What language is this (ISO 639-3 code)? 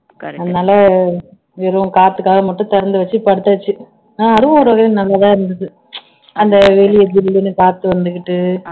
tam